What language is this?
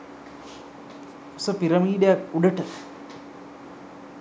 Sinhala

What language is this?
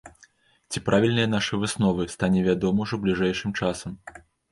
Belarusian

